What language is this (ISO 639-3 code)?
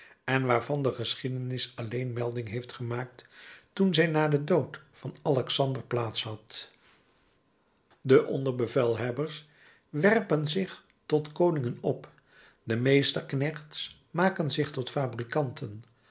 nld